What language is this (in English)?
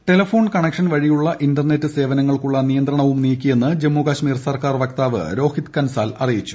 Malayalam